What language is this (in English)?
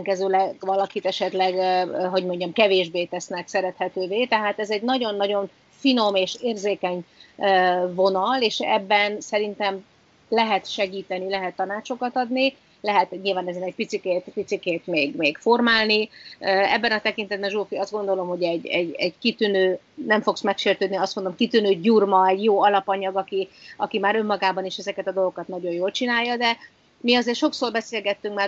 Hungarian